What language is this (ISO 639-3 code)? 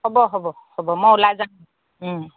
asm